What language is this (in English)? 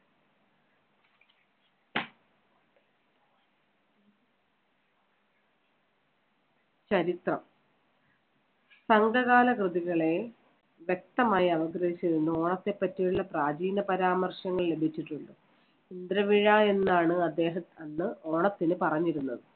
Malayalam